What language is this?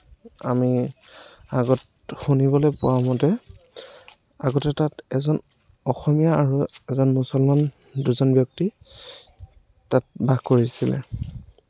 Assamese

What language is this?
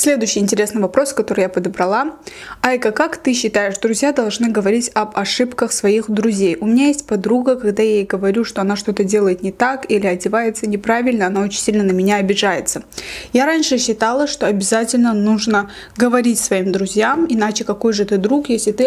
Russian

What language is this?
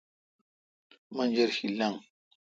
Kalkoti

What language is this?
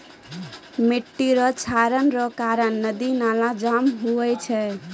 Maithili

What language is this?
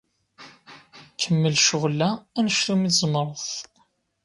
Kabyle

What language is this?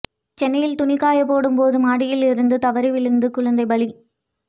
Tamil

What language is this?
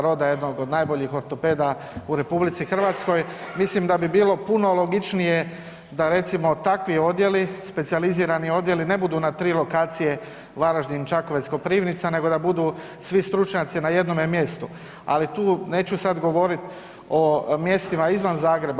Croatian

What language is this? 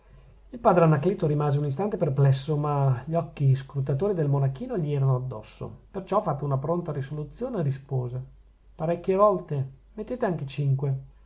Italian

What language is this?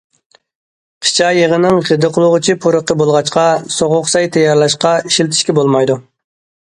Uyghur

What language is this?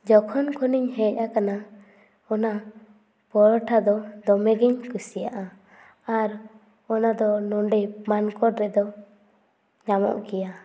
Santali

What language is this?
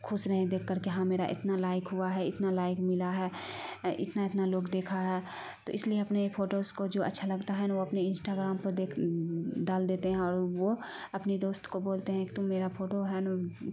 Urdu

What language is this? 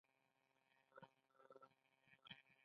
Pashto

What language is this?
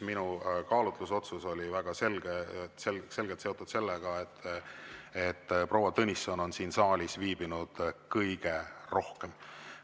Estonian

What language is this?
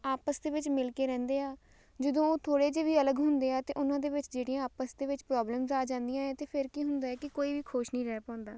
Punjabi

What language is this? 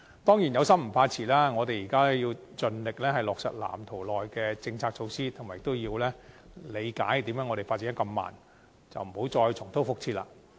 Cantonese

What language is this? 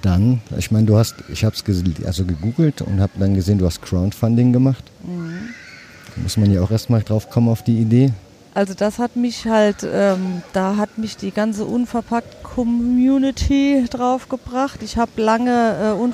German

